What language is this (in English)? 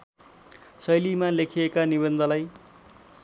Nepali